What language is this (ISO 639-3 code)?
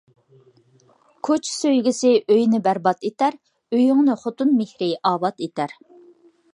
uig